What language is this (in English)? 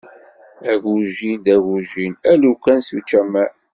Kabyle